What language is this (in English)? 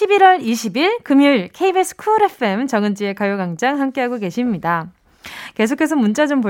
Korean